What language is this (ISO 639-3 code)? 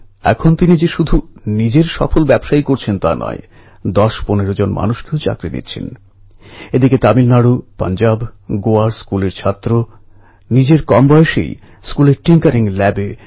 ben